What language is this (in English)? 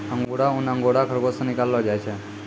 Maithili